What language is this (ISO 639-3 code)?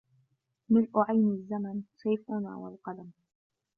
ara